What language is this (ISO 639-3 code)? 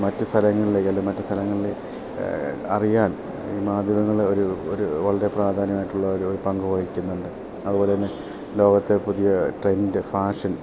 mal